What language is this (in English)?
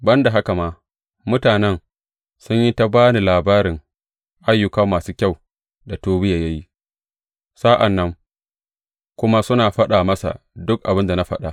Hausa